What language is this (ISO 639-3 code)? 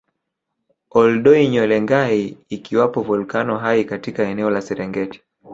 swa